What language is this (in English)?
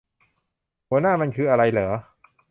Thai